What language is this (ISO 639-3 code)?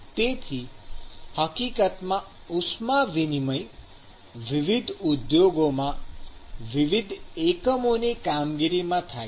guj